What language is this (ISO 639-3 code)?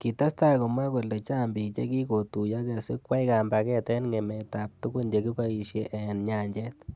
kln